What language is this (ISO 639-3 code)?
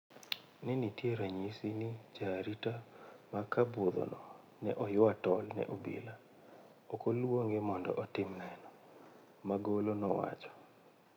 luo